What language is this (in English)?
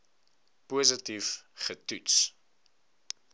Afrikaans